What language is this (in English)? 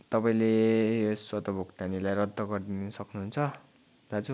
Nepali